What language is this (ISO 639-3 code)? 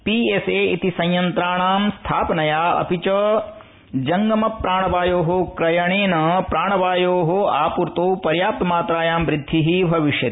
san